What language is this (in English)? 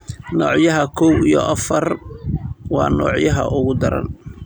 Somali